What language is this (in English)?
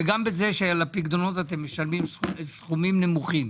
Hebrew